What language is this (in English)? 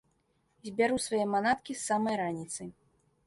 Belarusian